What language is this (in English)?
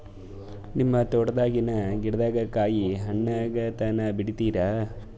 Kannada